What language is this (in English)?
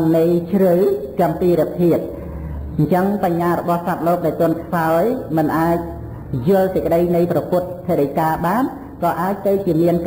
Vietnamese